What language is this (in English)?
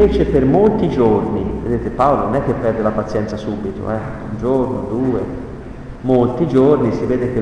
Italian